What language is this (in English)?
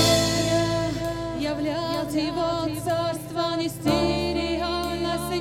Russian